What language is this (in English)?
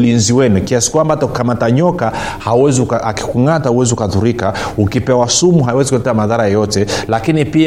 Swahili